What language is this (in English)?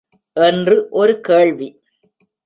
Tamil